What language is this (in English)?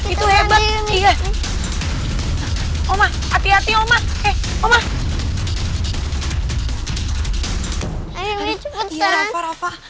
Indonesian